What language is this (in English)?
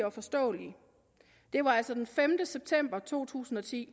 Danish